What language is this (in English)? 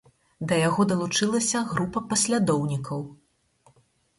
Belarusian